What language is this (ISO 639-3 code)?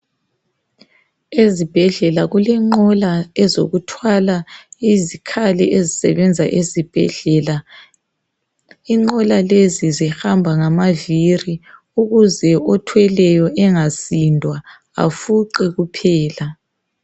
nde